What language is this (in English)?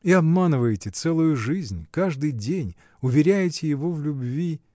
Russian